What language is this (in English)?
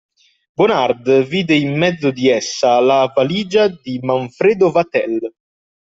Italian